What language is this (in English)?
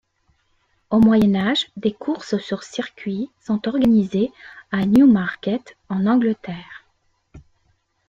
French